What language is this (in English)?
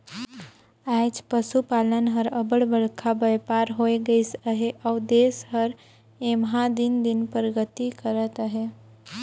Chhattisgarhi